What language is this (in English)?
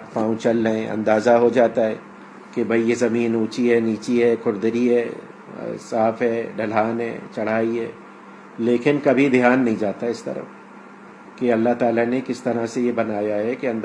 Urdu